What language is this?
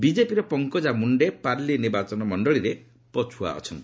Odia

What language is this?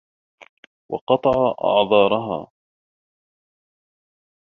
Arabic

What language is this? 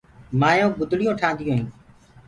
Gurgula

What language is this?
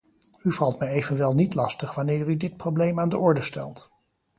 Dutch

